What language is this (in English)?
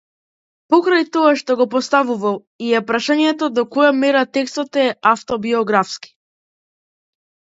Macedonian